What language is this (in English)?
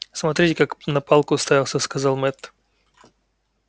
Russian